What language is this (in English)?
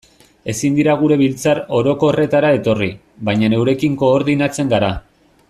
Basque